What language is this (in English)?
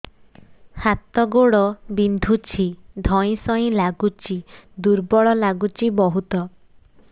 Odia